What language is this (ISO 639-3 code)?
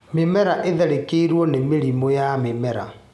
kik